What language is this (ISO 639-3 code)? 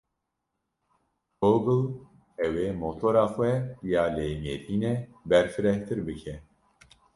kur